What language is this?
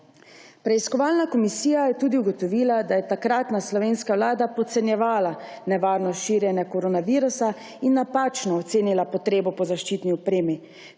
Slovenian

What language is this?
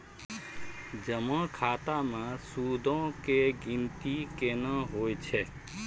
Maithili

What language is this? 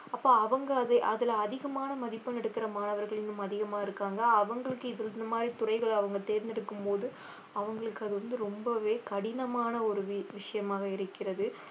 Tamil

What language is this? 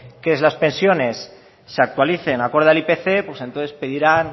Spanish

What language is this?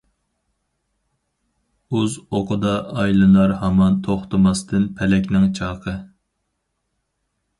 Uyghur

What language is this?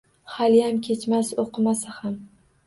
Uzbek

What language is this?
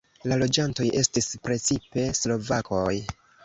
Esperanto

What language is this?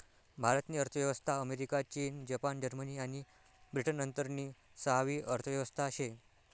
Marathi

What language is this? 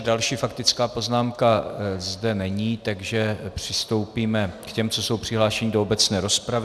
Czech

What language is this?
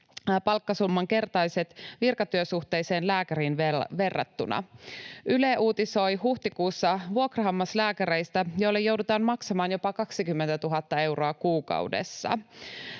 Finnish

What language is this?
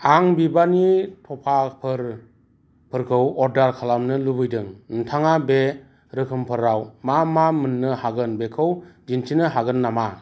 Bodo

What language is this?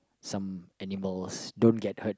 English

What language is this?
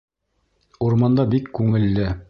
Bashkir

